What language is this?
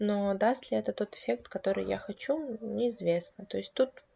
Russian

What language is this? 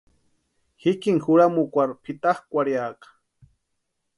Western Highland Purepecha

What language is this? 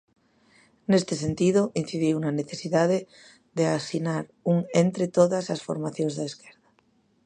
Galician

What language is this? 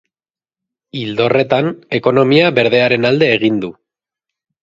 Basque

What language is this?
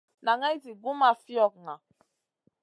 Masana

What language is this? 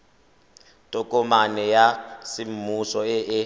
Tswana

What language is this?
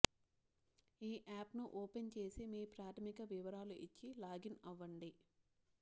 Telugu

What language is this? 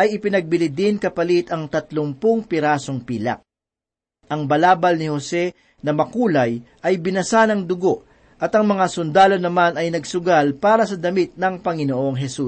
Filipino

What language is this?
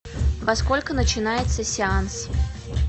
Russian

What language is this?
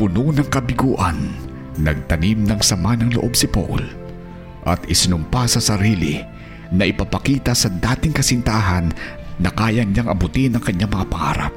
Filipino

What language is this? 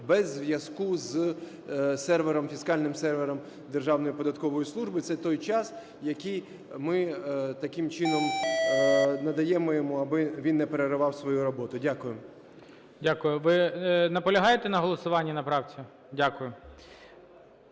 Ukrainian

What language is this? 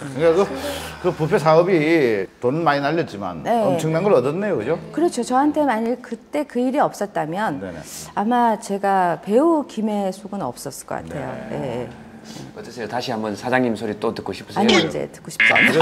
Korean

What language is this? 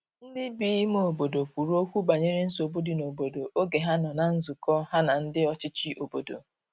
Igbo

